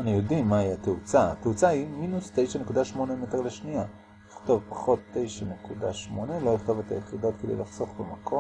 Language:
Hebrew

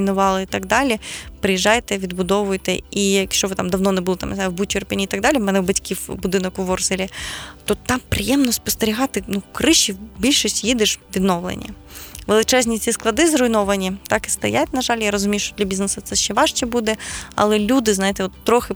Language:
Ukrainian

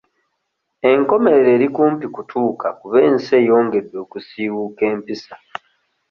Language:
Ganda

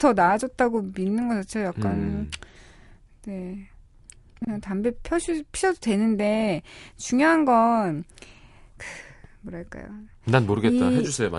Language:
Korean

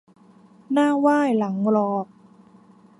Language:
Thai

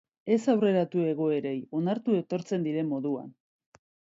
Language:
Basque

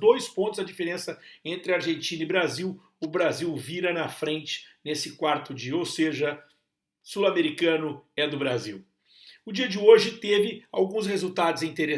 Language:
Portuguese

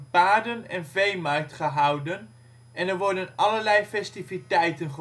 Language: Dutch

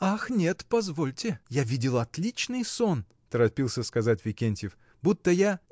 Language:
Russian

